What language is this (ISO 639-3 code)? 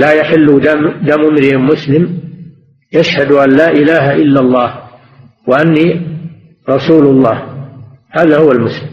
ara